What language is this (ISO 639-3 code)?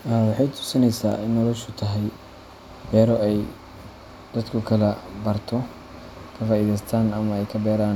som